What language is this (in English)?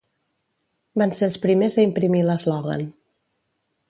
Catalan